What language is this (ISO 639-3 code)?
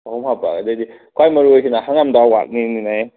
mni